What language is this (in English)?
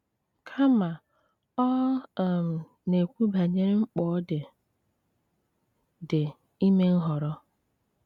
Igbo